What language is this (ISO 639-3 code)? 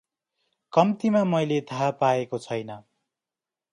nep